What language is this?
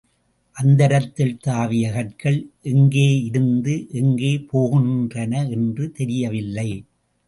Tamil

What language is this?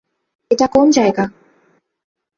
Bangla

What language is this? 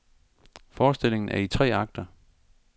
Danish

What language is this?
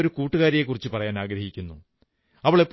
Malayalam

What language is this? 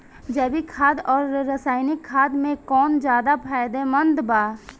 Bhojpuri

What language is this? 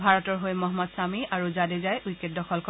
Assamese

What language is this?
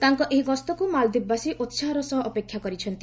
Odia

